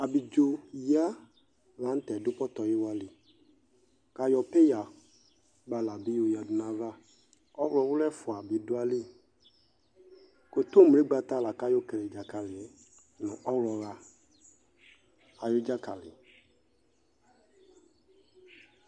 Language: Ikposo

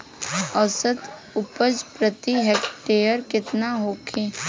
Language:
Bhojpuri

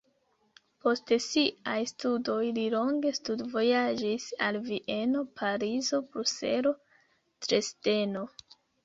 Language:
Esperanto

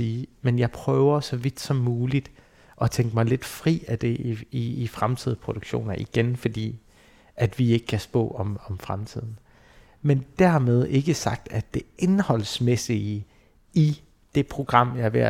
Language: Danish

